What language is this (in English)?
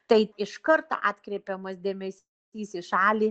Lithuanian